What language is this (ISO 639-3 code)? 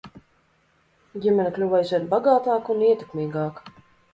lav